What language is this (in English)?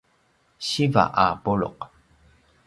Paiwan